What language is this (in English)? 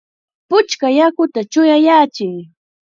Chiquián Ancash Quechua